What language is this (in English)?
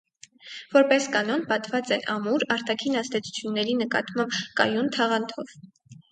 Armenian